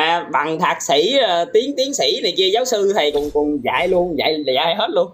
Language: Vietnamese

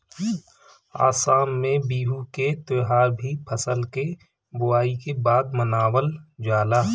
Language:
Bhojpuri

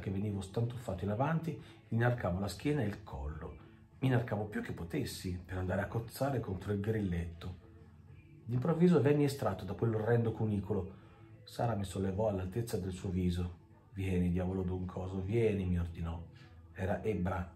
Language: Italian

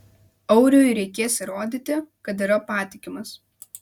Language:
Lithuanian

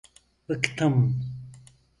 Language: Turkish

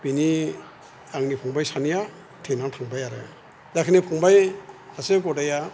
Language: Bodo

